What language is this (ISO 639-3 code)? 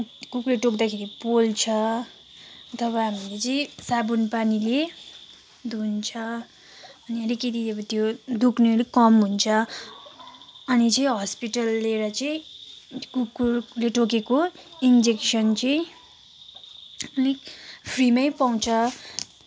nep